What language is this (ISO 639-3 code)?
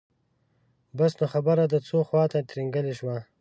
pus